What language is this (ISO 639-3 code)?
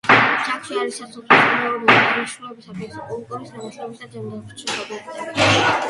kat